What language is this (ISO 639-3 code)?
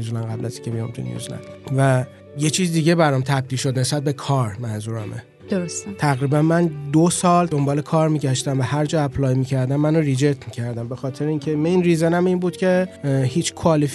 fas